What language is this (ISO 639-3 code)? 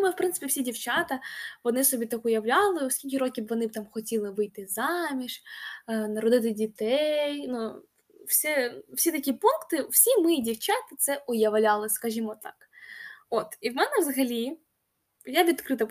ukr